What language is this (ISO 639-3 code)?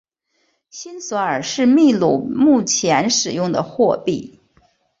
zho